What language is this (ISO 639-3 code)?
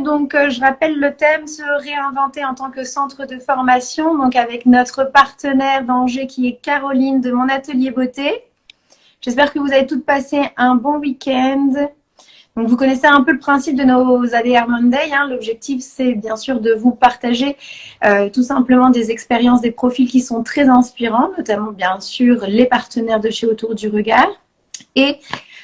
fra